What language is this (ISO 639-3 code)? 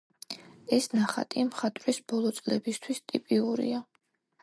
kat